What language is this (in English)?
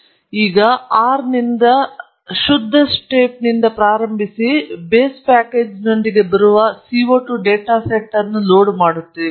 Kannada